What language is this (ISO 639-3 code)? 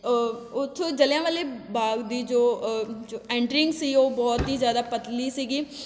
pan